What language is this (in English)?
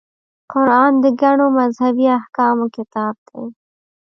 Pashto